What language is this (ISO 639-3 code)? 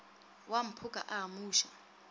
nso